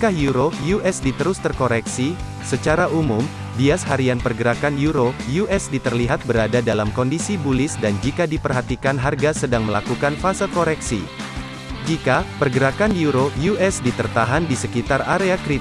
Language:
Indonesian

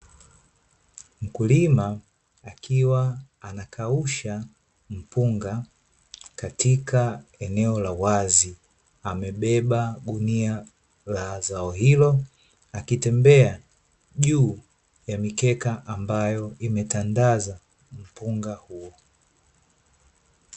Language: Swahili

